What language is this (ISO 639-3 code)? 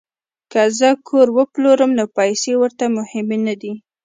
pus